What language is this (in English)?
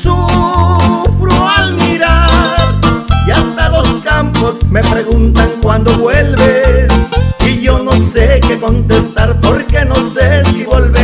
Spanish